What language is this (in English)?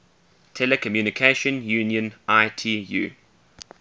English